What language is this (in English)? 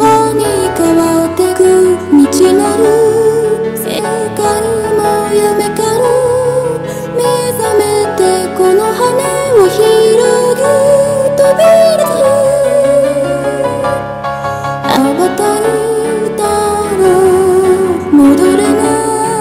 Romanian